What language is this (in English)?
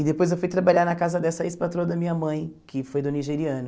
Portuguese